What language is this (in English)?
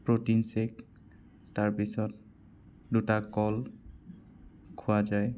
Assamese